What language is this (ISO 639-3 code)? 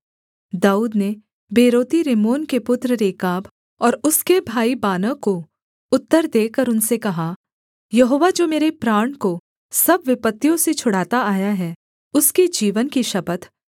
hin